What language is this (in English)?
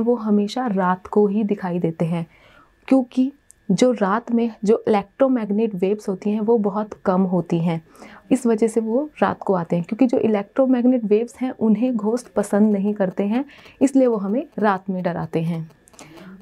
Hindi